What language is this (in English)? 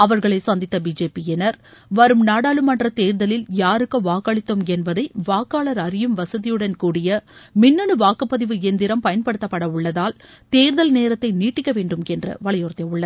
Tamil